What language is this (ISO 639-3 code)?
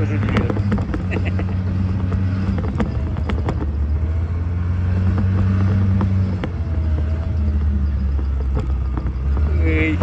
tur